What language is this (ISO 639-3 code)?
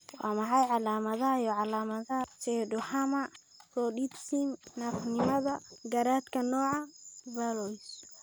som